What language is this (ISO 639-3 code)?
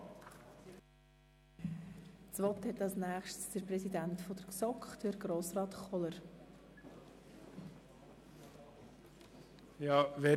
gsw